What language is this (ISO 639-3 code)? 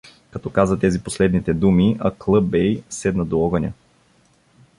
bul